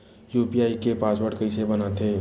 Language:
Chhattisgarhi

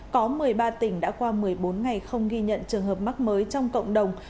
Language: Vietnamese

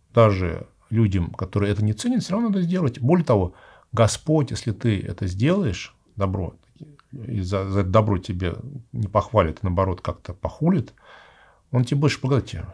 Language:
Russian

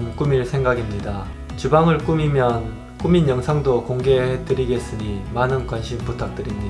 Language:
Korean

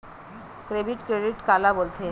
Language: Chhattisgarhi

